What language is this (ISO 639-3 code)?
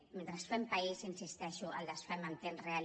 cat